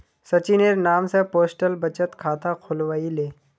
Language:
Magahi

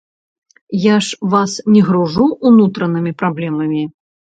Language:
Belarusian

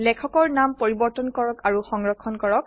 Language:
Assamese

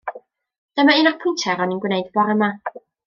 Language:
Welsh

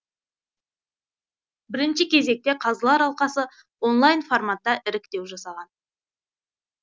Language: Kazakh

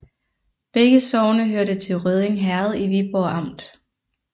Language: Danish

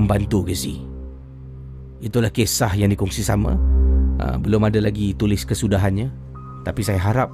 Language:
Malay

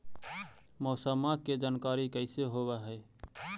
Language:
Magahi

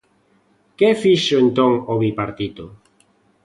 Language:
Galician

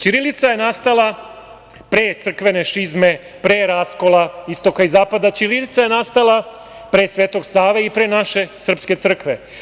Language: Serbian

